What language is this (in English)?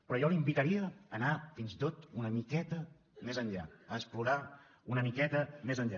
Catalan